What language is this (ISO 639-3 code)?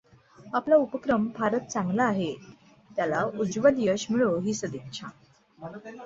mar